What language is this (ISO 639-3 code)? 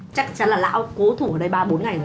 vie